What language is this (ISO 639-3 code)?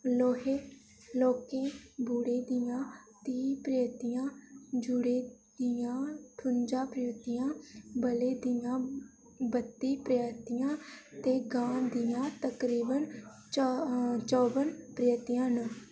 doi